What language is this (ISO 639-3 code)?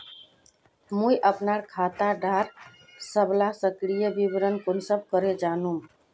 mag